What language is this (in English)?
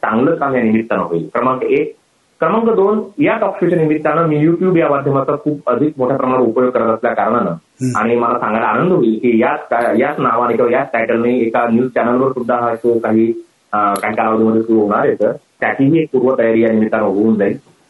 Marathi